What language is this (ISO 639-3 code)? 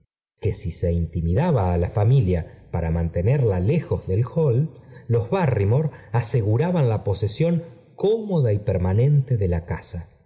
spa